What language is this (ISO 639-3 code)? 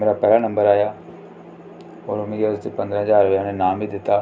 doi